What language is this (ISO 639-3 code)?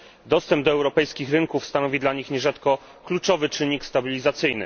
pol